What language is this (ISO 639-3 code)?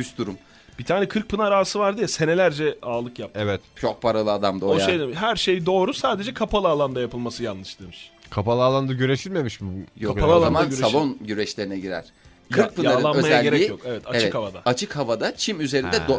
tur